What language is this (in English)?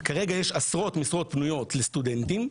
Hebrew